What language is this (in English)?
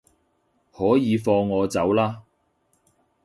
Cantonese